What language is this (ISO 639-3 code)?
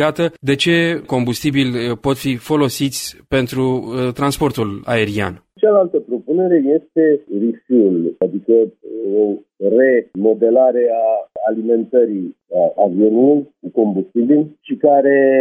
ron